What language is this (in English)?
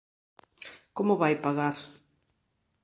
Galician